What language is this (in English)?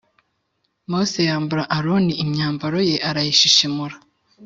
Kinyarwanda